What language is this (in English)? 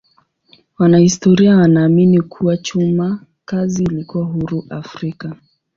Swahili